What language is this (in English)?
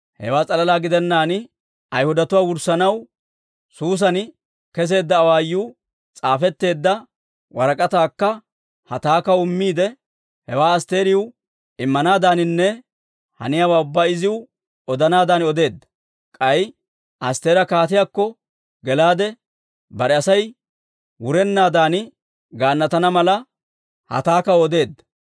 Dawro